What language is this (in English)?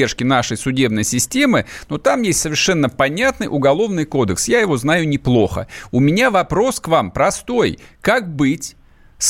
Russian